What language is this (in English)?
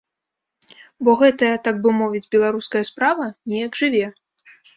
Belarusian